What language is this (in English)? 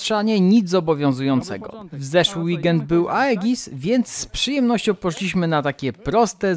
Polish